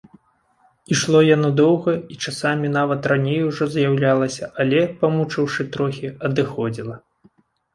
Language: Belarusian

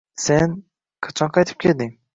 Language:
Uzbek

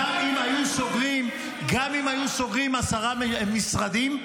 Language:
Hebrew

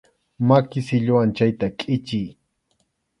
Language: Arequipa-La Unión Quechua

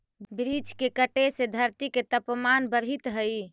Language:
Magahi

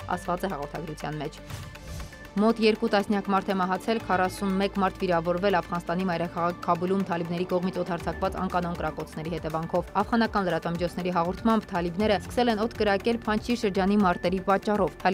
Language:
Polish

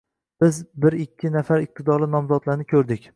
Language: Uzbek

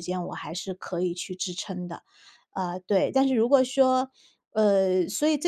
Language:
Chinese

